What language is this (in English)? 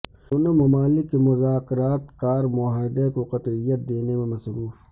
Urdu